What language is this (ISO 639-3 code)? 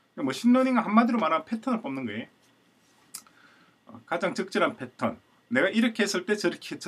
kor